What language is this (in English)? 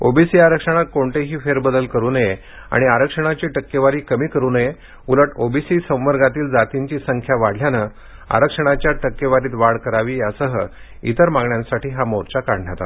Marathi